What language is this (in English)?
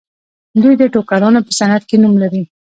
Pashto